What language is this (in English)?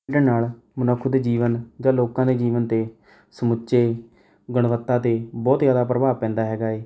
Punjabi